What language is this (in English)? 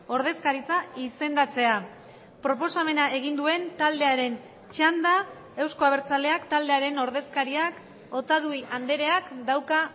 Basque